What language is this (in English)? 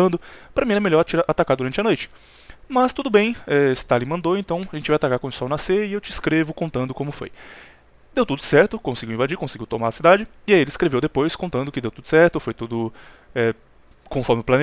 Portuguese